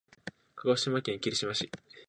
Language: Japanese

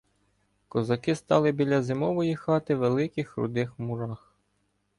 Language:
Ukrainian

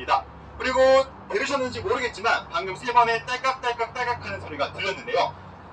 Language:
Korean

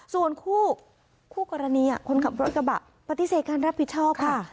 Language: Thai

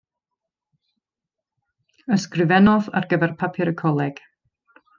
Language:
Welsh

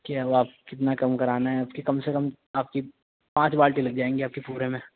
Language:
Urdu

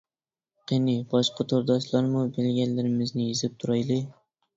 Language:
Uyghur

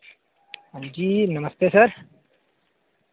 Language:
Dogri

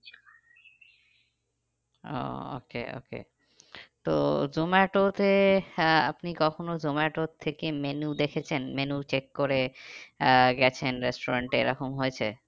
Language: Bangla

